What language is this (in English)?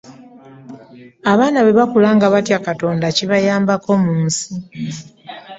Ganda